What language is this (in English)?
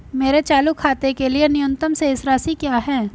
Hindi